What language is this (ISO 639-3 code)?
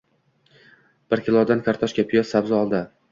uzb